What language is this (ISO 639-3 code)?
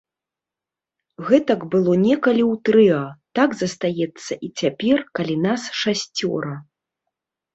bel